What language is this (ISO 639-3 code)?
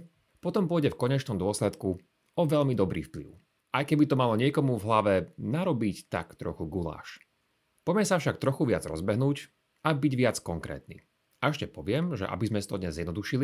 slk